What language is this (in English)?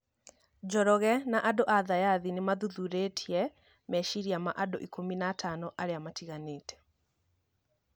Kikuyu